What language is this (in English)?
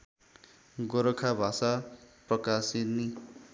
Nepali